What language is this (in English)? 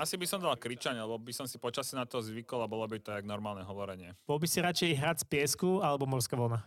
Slovak